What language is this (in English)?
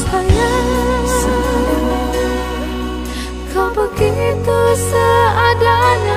Indonesian